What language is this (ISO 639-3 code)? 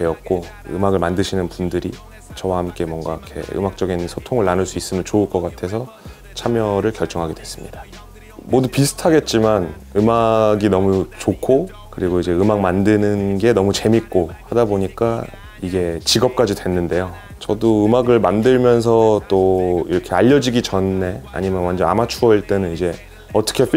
kor